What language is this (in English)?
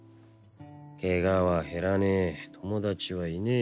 Japanese